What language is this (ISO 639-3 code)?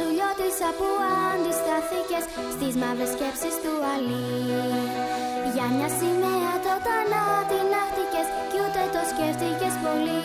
ell